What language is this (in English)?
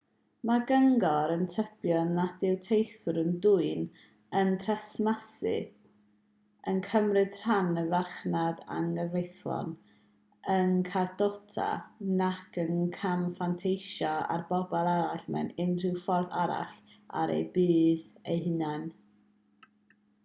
Welsh